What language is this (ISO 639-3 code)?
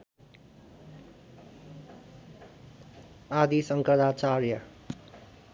nep